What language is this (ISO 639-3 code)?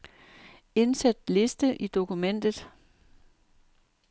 dan